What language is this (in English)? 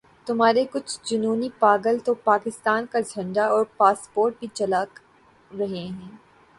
Urdu